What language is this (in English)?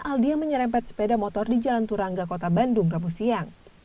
Indonesian